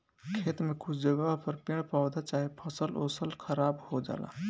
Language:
Bhojpuri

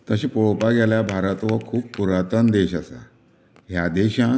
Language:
Konkani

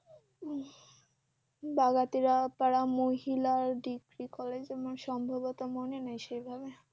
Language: Bangla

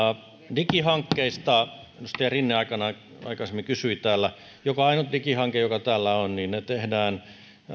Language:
Finnish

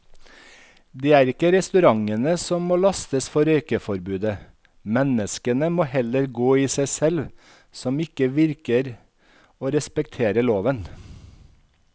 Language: Norwegian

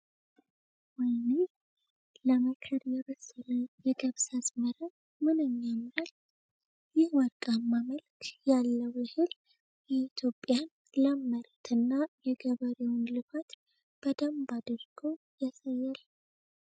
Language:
Amharic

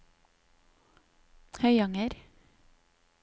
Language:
Norwegian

